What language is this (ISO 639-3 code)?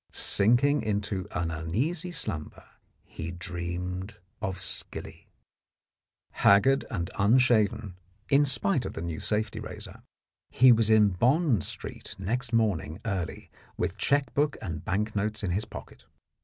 eng